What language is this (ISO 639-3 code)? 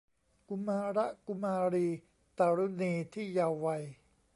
tha